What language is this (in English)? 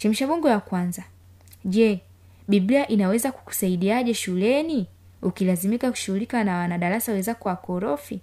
Swahili